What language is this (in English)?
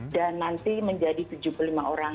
Indonesian